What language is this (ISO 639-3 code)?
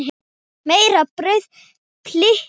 isl